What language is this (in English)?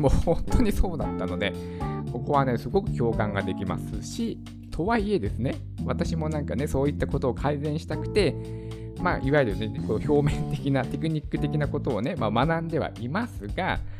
Japanese